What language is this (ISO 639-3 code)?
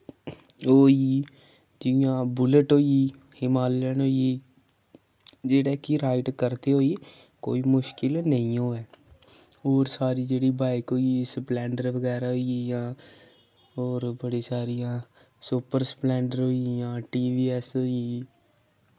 doi